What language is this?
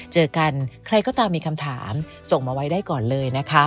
Thai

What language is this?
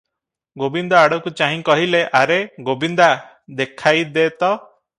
Odia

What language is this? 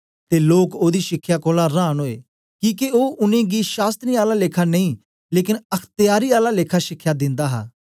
Dogri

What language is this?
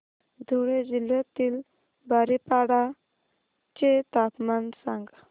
Marathi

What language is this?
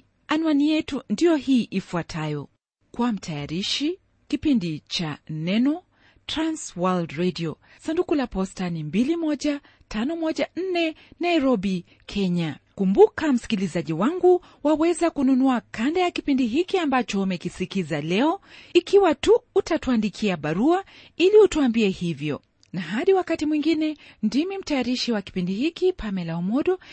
Swahili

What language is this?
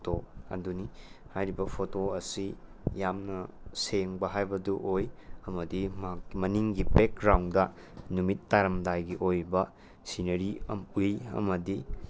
Manipuri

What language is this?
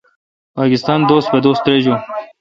Kalkoti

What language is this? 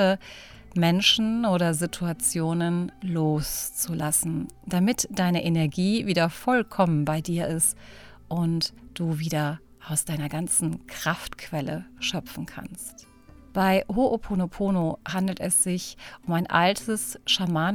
German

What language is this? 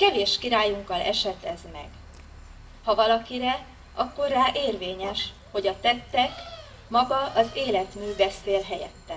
Hungarian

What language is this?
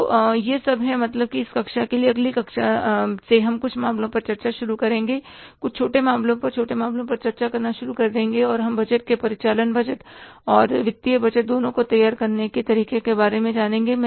Hindi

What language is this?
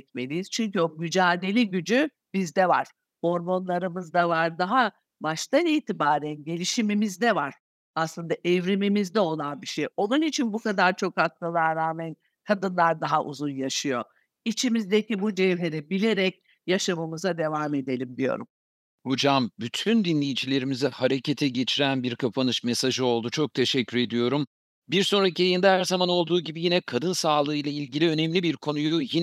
Turkish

